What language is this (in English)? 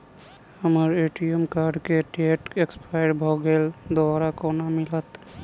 Maithili